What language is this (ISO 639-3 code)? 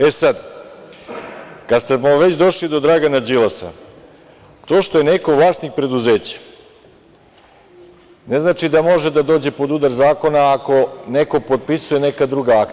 srp